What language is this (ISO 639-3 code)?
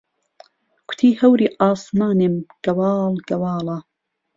ckb